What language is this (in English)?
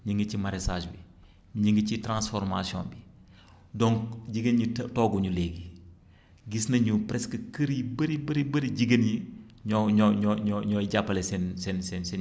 Wolof